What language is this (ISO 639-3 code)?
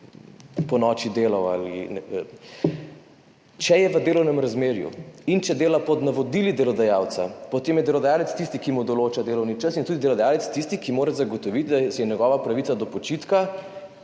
slv